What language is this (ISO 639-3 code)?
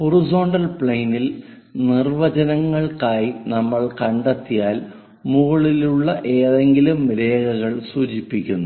mal